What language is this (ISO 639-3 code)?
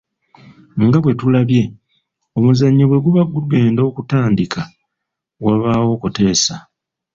lug